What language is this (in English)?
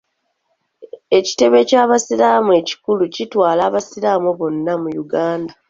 Ganda